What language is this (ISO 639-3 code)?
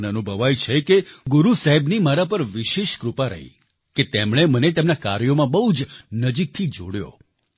guj